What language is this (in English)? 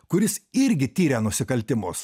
Lithuanian